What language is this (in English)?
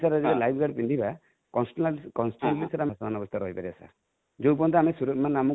Odia